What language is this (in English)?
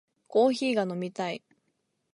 Japanese